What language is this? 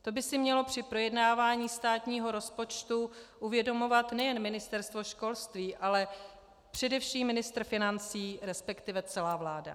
Czech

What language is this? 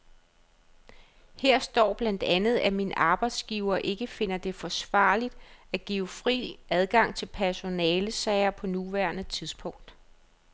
Danish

